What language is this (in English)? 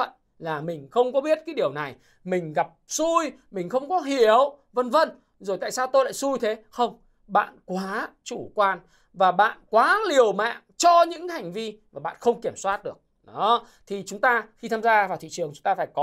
Vietnamese